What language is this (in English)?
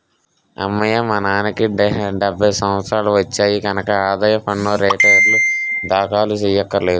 Telugu